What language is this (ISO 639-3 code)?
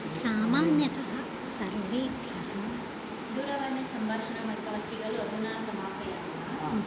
san